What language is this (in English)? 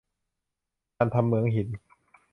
Thai